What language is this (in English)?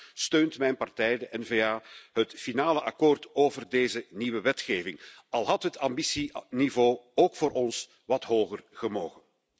Dutch